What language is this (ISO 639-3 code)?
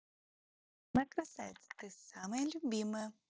rus